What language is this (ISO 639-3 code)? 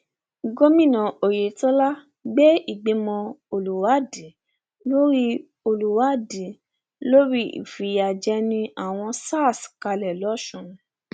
yor